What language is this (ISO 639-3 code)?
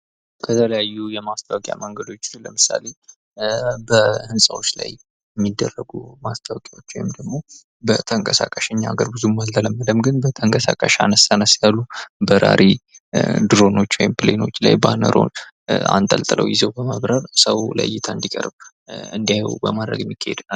amh